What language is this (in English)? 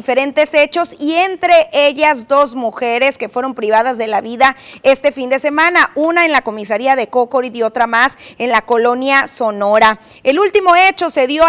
Spanish